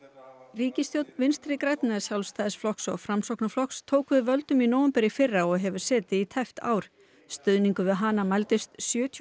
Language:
Icelandic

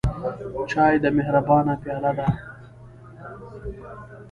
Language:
Pashto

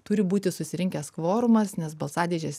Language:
Lithuanian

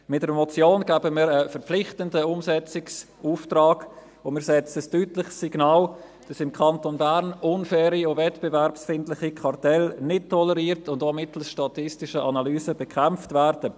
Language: Swiss German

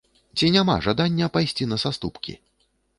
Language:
Belarusian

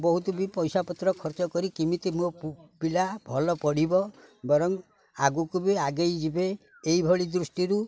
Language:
Odia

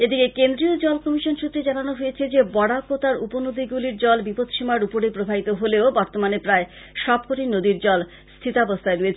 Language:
Bangla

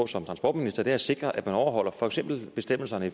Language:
Danish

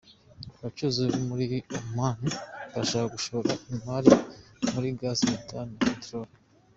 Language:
Kinyarwanda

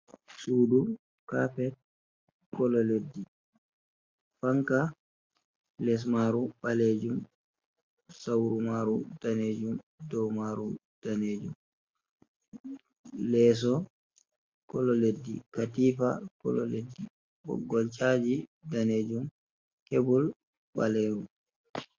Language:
Fula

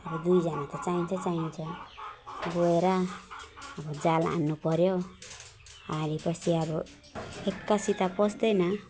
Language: Nepali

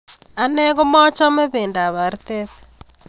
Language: Kalenjin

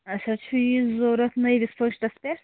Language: Kashmiri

